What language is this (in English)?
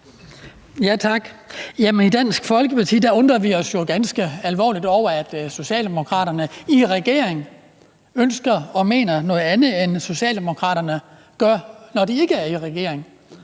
Danish